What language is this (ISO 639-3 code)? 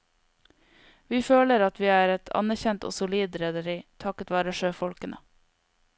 nor